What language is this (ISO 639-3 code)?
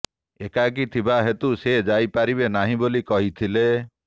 ori